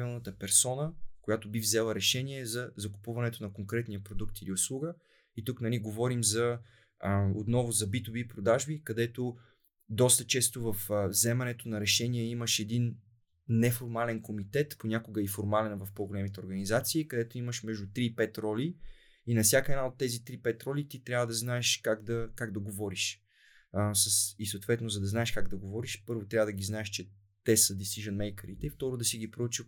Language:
Bulgarian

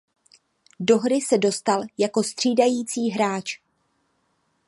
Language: Czech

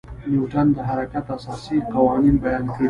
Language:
Pashto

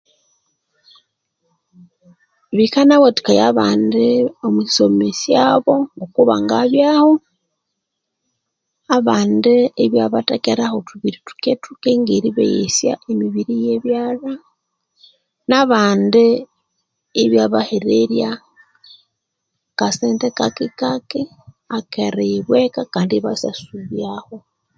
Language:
Konzo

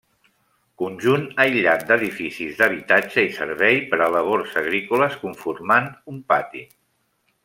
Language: Catalan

